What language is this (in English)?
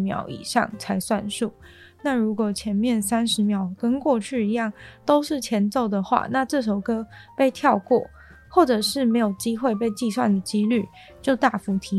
Chinese